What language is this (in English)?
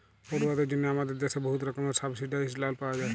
Bangla